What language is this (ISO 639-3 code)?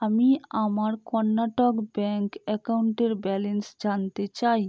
ben